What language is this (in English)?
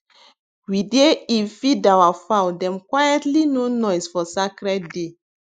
Nigerian Pidgin